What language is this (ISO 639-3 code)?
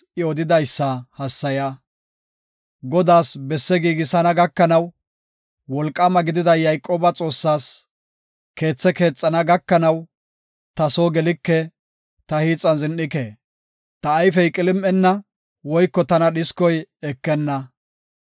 gof